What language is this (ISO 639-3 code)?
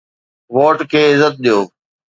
snd